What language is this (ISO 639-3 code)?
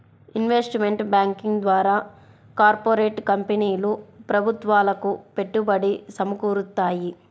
tel